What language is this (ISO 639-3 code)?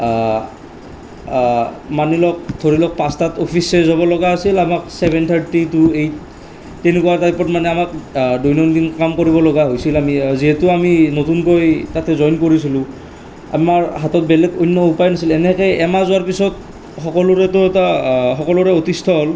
asm